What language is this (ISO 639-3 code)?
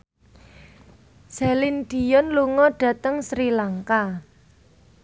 jav